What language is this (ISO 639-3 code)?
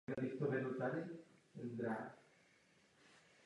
ces